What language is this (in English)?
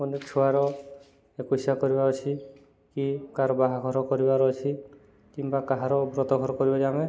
Odia